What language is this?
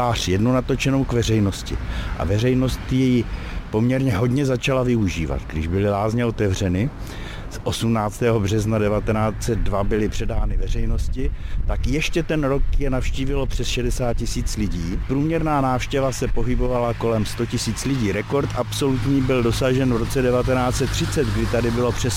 Czech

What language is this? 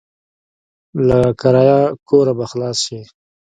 Pashto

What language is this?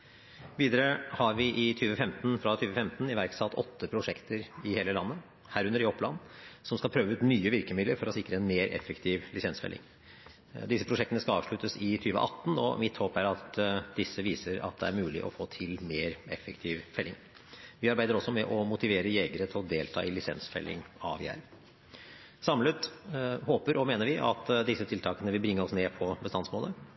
Norwegian Bokmål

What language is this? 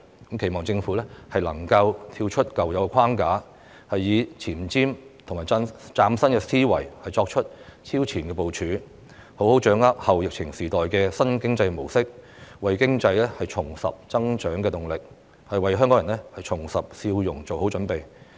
Cantonese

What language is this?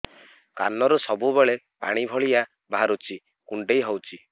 Odia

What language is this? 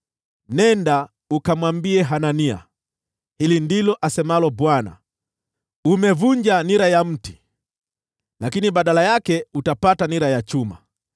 Swahili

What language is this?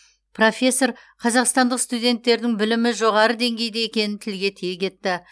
Kazakh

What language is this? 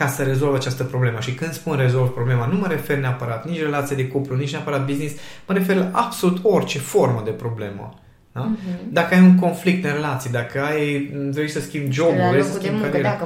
Romanian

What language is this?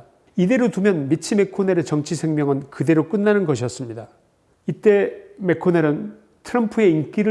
Korean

